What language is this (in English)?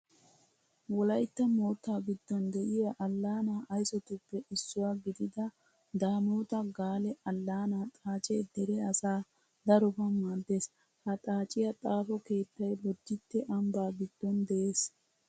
Wolaytta